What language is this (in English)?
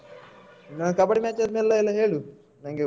Kannada